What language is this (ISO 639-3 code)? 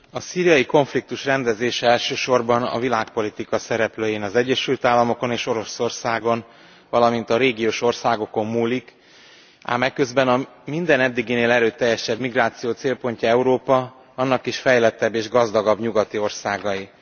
hun